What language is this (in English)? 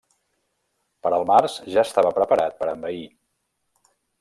Catalan